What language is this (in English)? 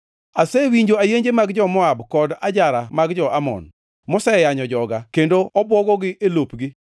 Luo (Kenya and Tanzania)